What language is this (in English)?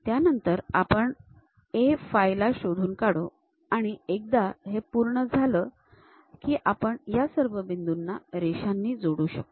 Marathi